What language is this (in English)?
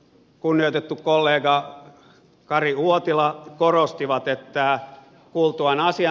Finnish